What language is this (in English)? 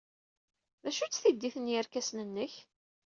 Kabyle